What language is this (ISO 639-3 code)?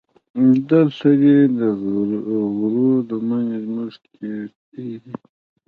pus